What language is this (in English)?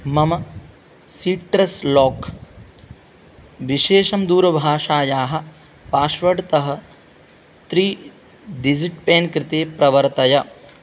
Sanskrit